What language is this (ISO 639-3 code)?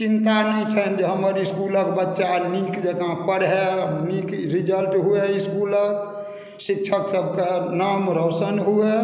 mai